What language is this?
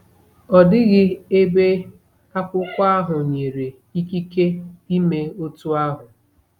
Igbo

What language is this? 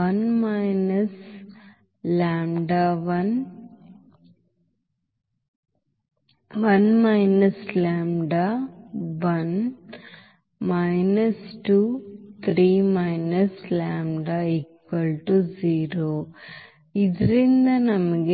Kannada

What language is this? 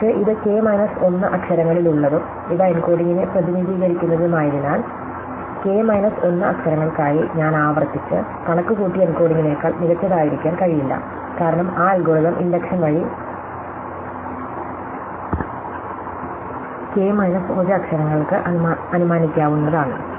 Malayalam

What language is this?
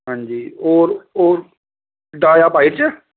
Dogri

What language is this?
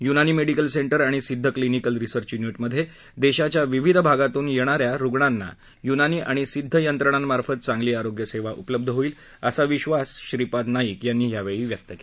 Marathi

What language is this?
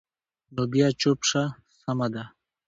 Pashto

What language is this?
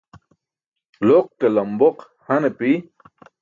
Burushaski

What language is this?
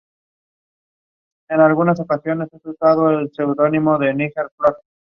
Spanish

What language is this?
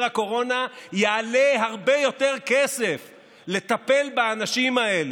Hebrew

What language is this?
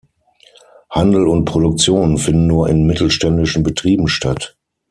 German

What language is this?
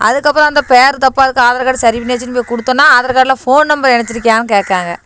Tamil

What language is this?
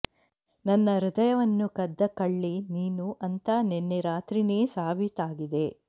Kannada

